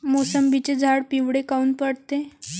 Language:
Marathi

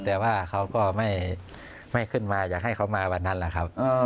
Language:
Thai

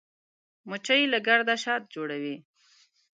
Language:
Pashto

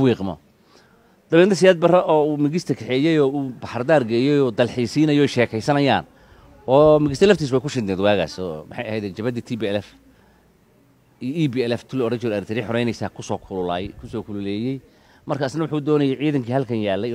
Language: Arabic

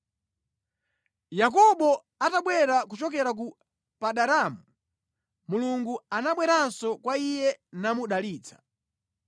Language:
Nyanja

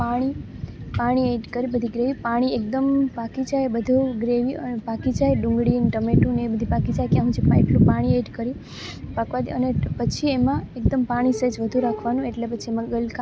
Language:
Gujarati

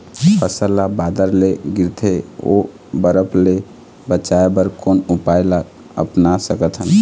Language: Chhattisgarhi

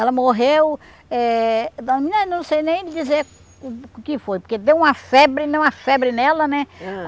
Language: Portuguese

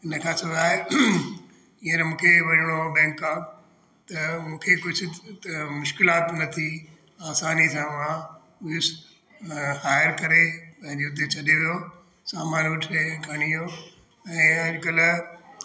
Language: Sindhi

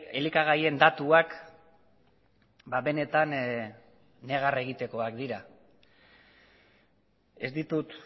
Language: Basque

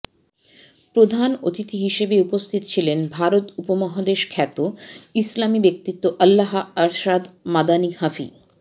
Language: Bangla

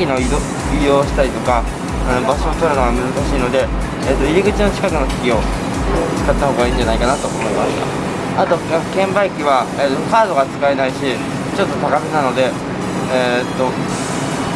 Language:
Japanese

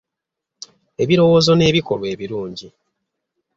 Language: Ganda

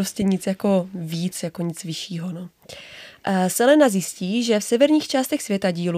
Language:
Czech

